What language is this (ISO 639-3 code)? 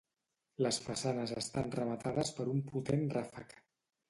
cat